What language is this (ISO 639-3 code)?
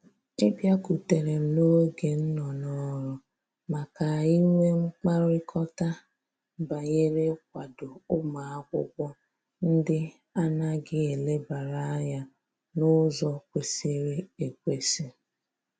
ibo